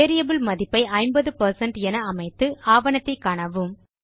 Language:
Tamil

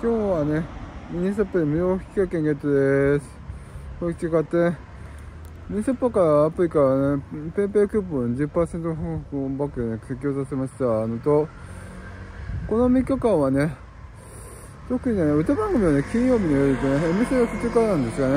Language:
Japanese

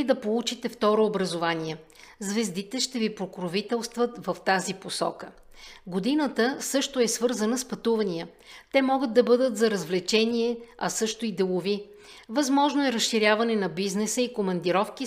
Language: Bulgarian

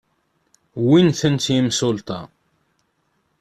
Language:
Kabyle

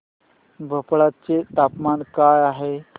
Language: Marathi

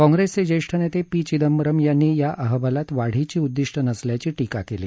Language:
Marathi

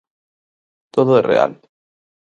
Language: Galician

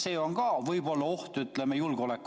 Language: Estonian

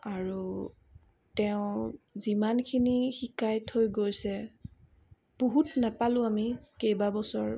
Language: Assamese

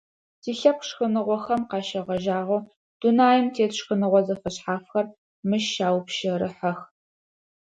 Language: Adyghe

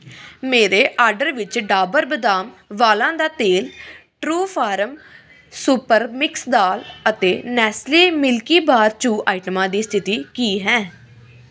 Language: Punjabi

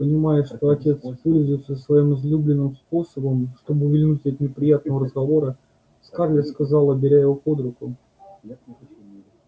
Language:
Russian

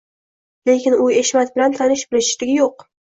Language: Uzbek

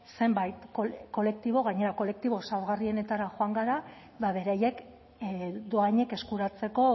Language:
Basque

